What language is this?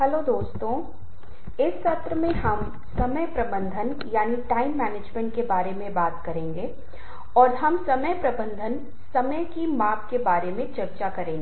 Hindi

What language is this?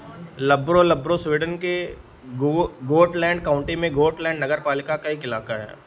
Hindi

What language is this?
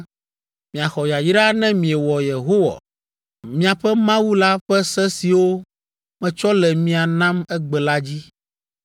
Ewe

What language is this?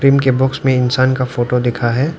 Hindi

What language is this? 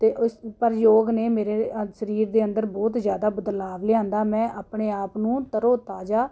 Punjabi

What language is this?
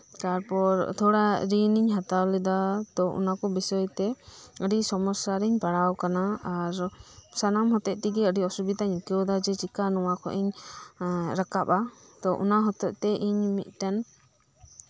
Santali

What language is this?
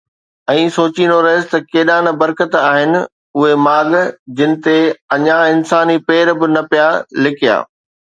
Sindhi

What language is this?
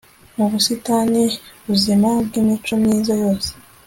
Kinyarwanda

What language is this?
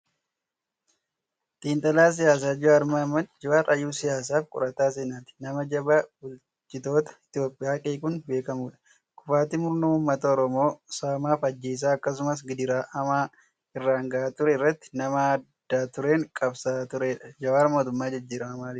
Oromo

